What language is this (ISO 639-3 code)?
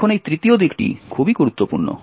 ben